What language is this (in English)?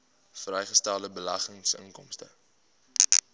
Afrikaans